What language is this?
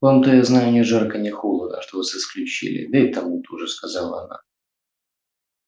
Russian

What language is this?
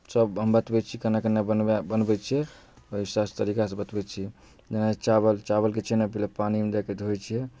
Maithili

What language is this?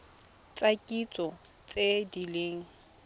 Tswana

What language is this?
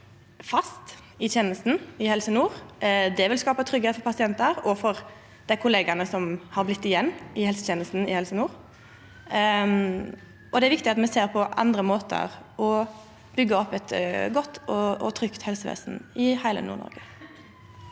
Norwegian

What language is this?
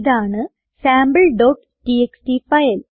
Malayalam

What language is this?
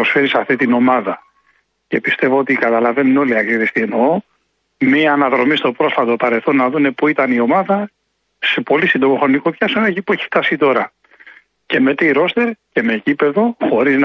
Greek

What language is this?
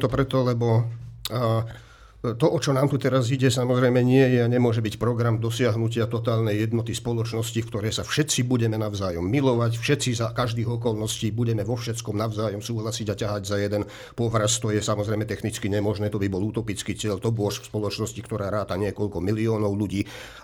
Slovak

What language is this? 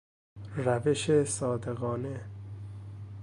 Persian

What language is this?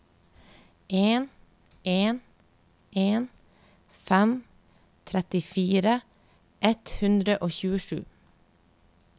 Norwegian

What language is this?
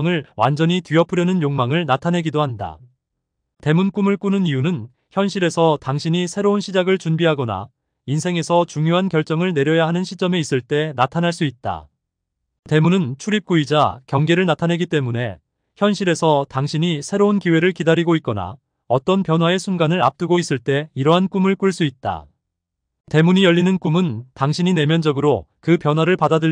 Korean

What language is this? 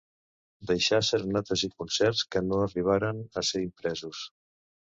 Catalan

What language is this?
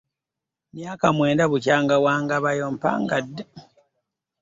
Ganda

